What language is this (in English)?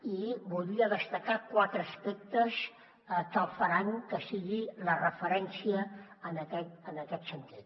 Catalan